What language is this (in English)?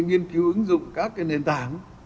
Vietnamese